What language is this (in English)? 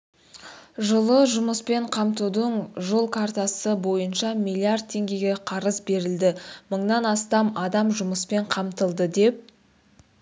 Kazakh